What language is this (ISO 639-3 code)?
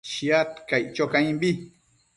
mcf